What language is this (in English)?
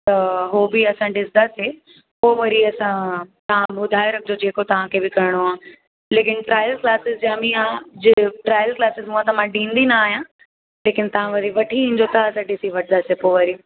Sindhi